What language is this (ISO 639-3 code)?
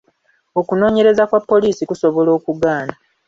lug